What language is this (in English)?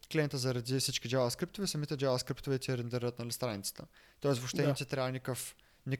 Bulgarian